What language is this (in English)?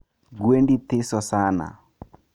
Luo (Kenya and Tanzania)